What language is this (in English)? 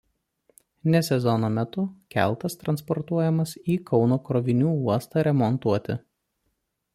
Lithuanian